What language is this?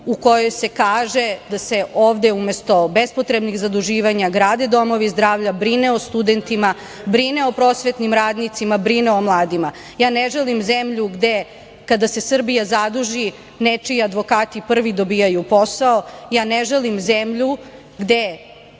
Serbian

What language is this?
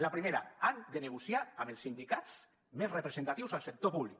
Catalan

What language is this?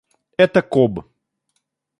Russian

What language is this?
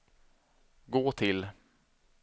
Swedish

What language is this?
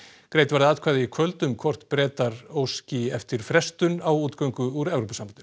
Icelandic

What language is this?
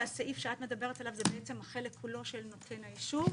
Hebrew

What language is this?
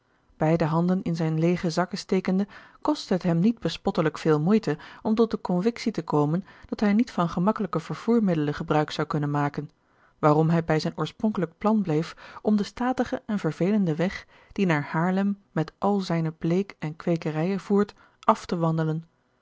Dutch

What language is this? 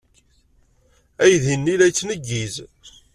Kabyle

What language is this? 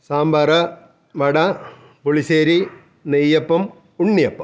Malayalam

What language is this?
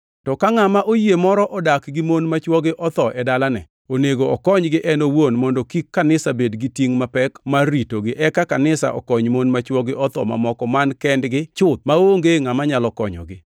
Luo (Kenya and Tanzania)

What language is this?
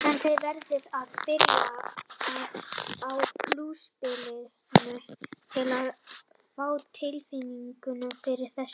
Icelandic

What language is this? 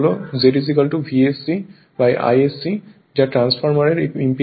Bangla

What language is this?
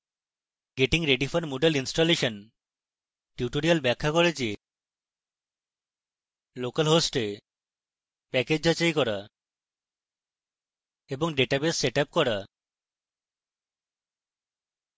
Bangla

